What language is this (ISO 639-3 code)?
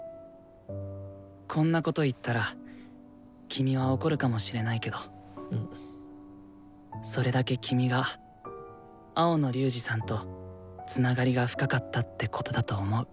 jpn